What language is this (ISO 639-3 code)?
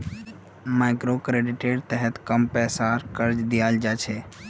mag